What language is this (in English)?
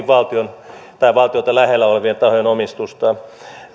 Finnish